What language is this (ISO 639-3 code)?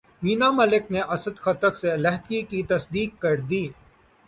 urd